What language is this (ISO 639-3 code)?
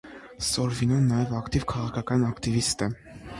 hye